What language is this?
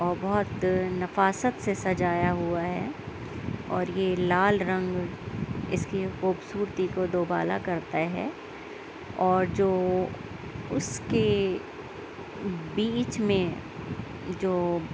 Urdu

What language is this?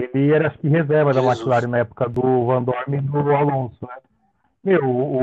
Portuguese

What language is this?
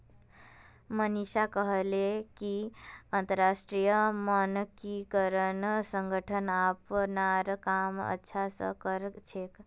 Magahi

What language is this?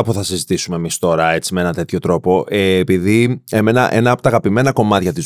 Greek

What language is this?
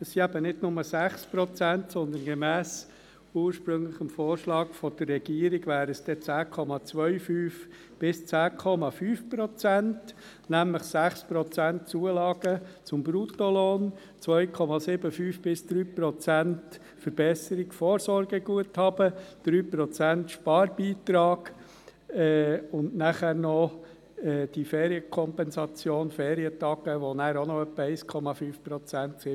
Swiss German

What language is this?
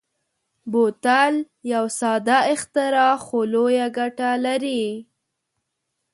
Pashto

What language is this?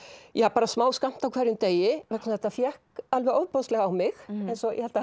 Icelandic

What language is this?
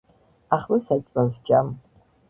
Georgian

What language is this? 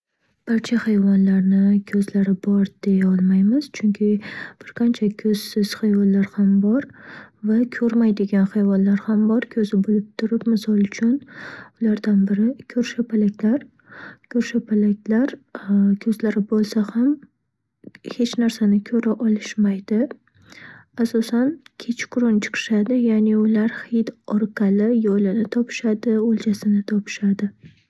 Uzbek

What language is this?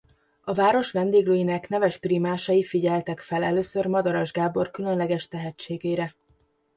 Hungarian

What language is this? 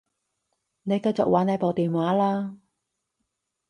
Cantonese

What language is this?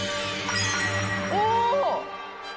Japanese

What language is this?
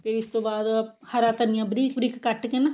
Punjabi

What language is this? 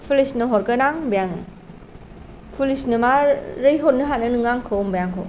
Bodo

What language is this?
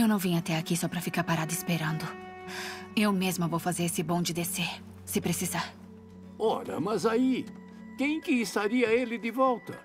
Portuguese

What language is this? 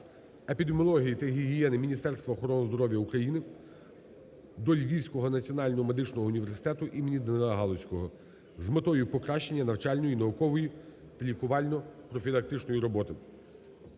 Ukrainian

